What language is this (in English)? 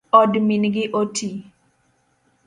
Luo (Kenya and Tanzania)